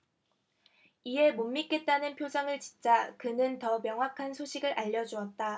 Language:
Korean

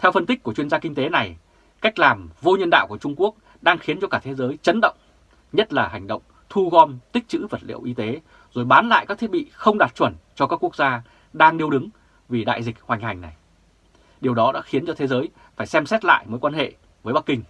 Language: Vietnamese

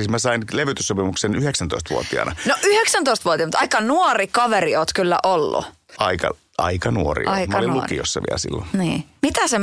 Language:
Finnish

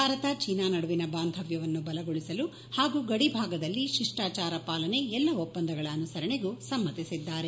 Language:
Kannada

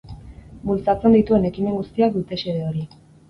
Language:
Basque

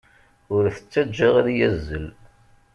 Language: Kabyle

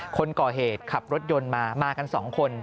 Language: Thai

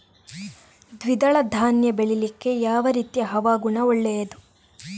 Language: Kannada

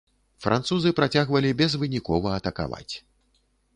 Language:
Belarusian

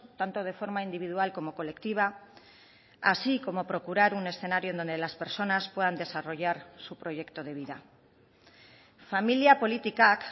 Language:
Spanish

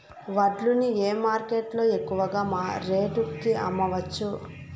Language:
Telugu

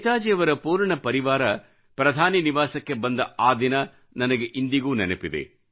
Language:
Kannada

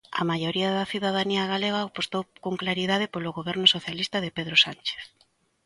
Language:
Galician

